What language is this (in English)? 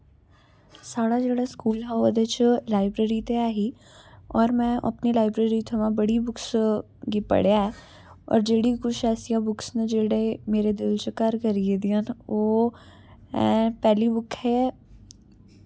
Dogri